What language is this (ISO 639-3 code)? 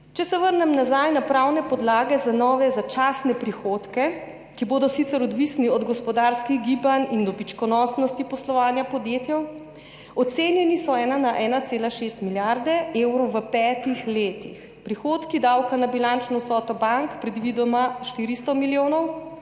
slv